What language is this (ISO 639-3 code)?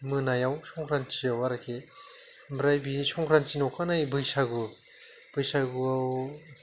brx